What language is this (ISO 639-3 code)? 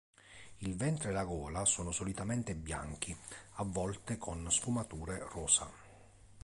ita